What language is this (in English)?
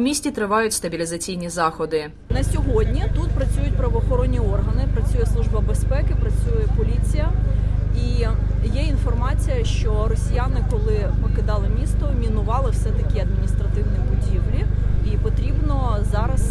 Ukrainian